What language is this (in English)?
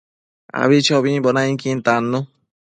Matsés